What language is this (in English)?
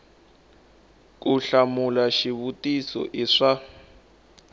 Tsonga